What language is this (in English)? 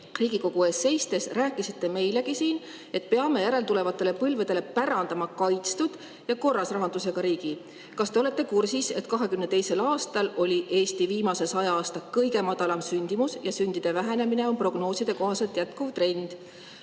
Estonian